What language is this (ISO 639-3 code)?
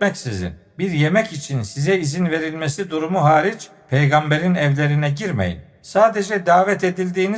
tur